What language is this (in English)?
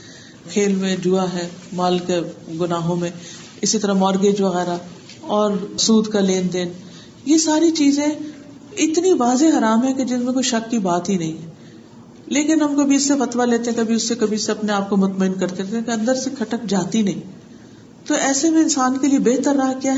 Urdu